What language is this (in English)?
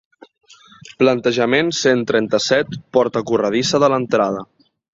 Catalan